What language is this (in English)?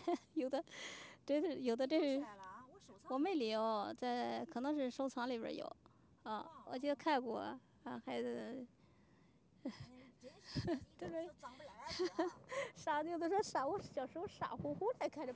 Chinese